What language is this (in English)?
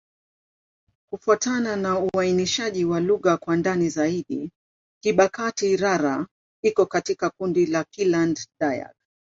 Swahili